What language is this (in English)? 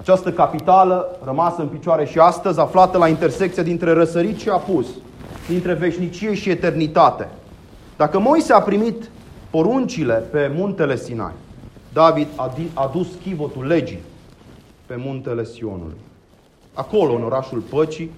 Romanian